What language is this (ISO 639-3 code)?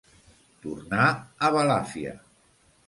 cat